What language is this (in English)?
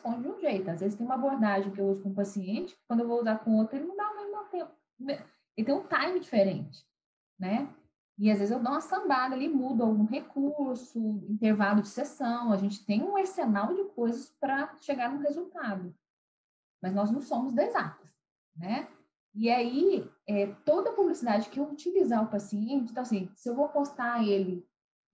Portuguese